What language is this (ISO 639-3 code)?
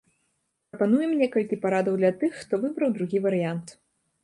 bel